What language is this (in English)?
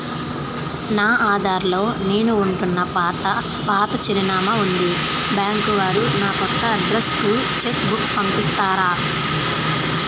Telugu